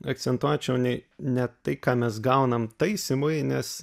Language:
Lithuanian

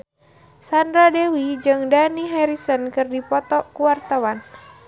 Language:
Sundanese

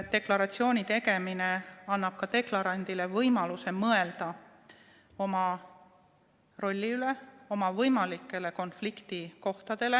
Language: Estonian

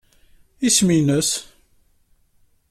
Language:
Kabyle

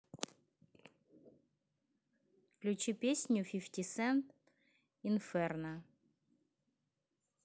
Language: Russian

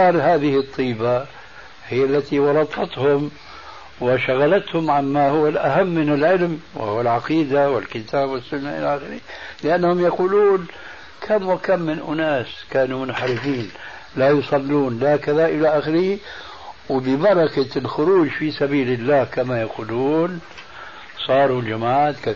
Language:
Arabic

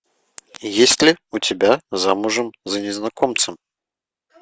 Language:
Russian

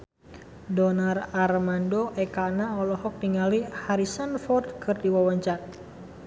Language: Sundanese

